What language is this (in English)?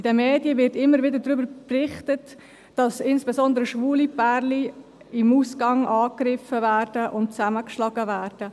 Swiss German